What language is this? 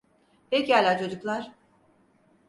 Turkish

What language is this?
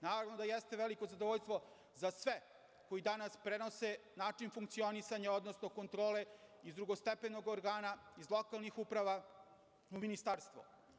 Serbian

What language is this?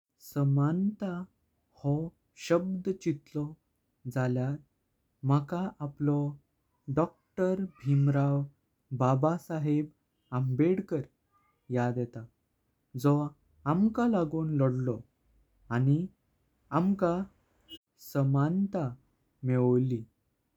Konkani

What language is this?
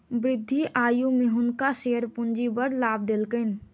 Maithili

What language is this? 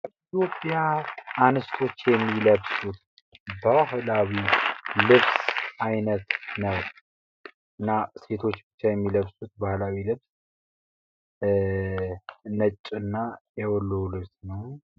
Amharic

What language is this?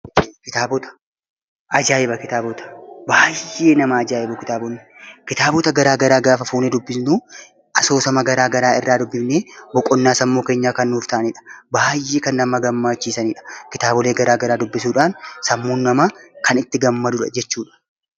Oromo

